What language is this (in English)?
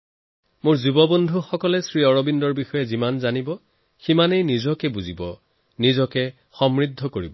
Assamese